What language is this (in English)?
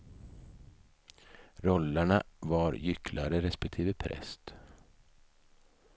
Swedish